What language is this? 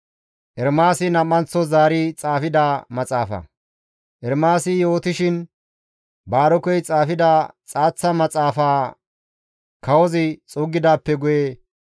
Gamo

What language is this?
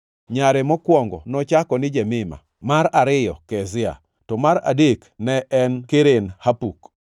Luo (Kenya and Tanzania)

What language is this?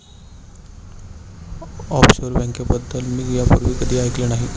Marathi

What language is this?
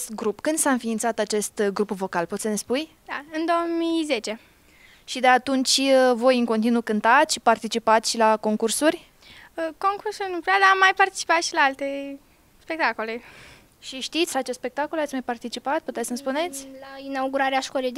Romanian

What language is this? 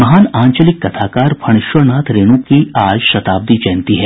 Hindi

